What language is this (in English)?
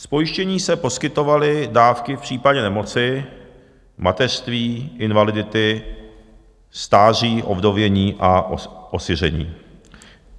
Czech